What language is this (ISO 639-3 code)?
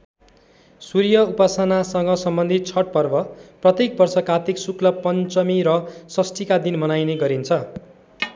nep